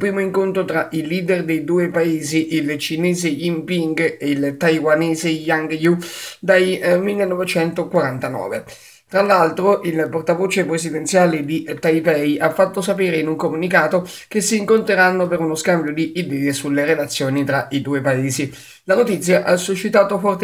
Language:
Italian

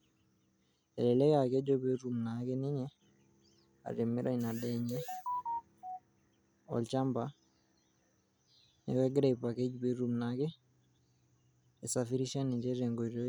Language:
Masai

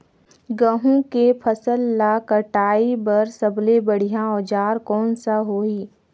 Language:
Chhattisgarhi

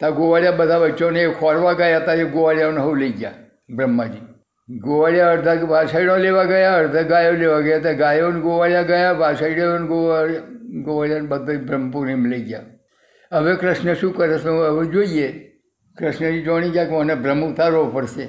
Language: Gujarati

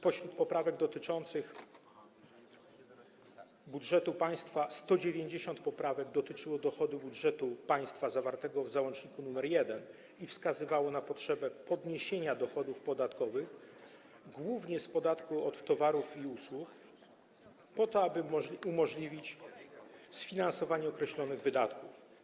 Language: Polish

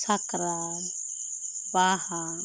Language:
Santali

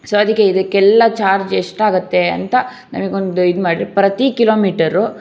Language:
Kannada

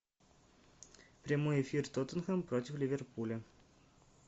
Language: Russian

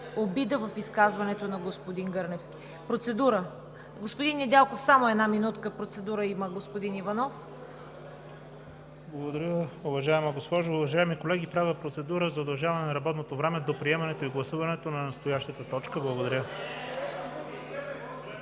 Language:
Bulgarian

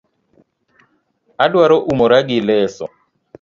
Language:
Luo (Kenya and Tanzania)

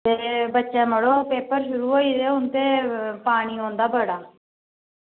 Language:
Dogri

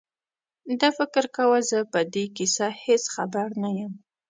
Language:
Pashto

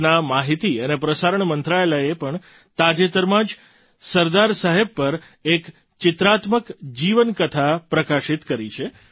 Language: Gujarati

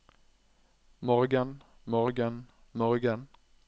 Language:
Norwegian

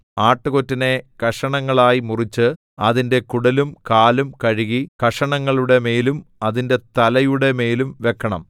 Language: Malayalam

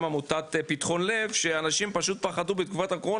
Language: Hebrew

